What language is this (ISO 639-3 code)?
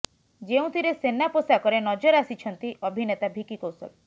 ori